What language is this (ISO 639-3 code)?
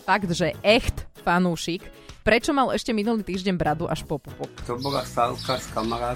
slk